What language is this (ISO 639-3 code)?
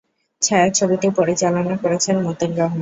ben